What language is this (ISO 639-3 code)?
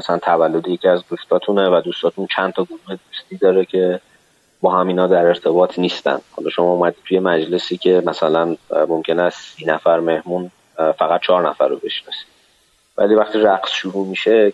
fas